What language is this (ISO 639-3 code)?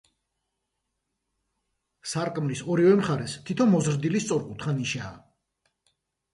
kat